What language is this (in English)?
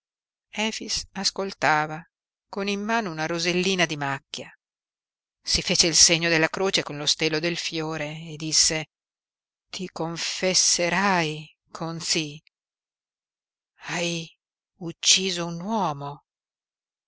Italian